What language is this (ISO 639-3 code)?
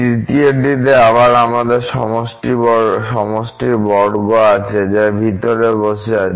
ben